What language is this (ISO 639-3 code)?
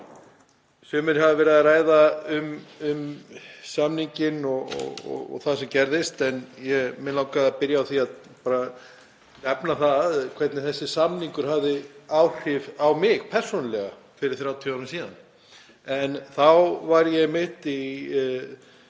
isl